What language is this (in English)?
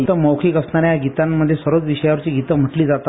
Marathi